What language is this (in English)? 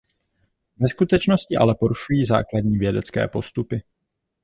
Czech